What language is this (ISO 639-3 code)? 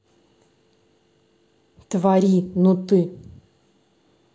rus